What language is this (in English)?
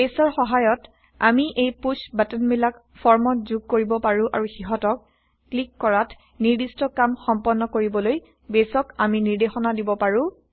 Assamese